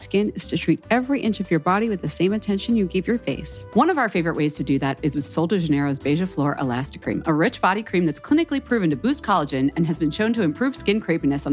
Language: Swedish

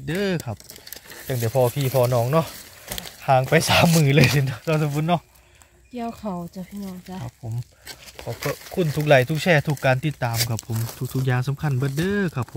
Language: Thai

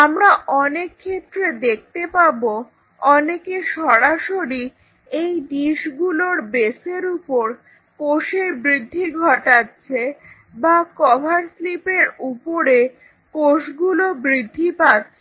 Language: Bangla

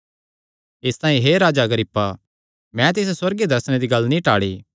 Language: Kangri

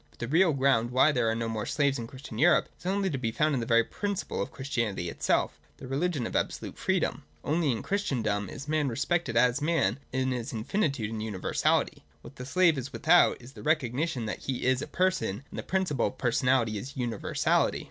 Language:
English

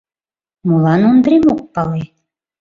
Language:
Mari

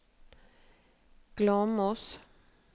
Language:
Norwegian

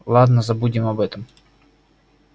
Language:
Russian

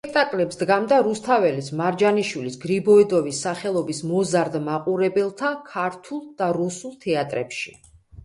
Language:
Georgian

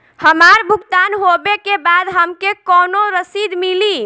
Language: Bhojpuri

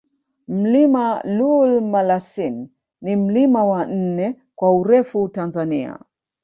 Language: Swahili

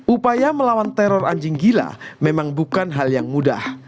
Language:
Indonesian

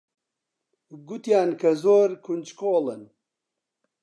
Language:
Central Kurdish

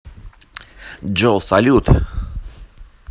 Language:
Russian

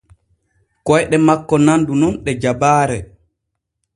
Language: Borgu Fulfulde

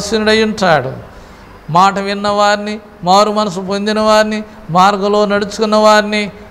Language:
Turkish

